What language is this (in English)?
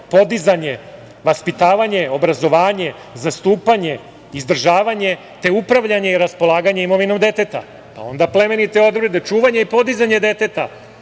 Serbian